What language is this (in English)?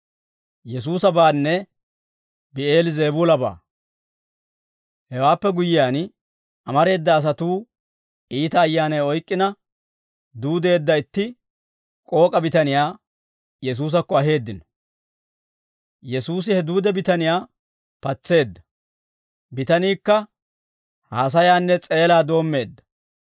Dawro